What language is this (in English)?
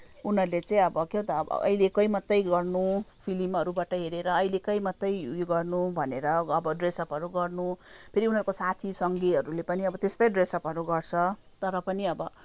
Nepali